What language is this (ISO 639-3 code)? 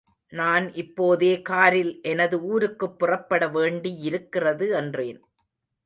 tam